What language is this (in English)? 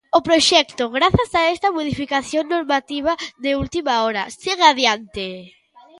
Galician